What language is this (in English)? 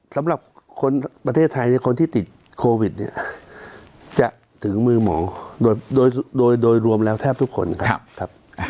Thai